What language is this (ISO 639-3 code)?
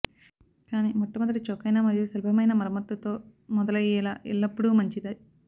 tel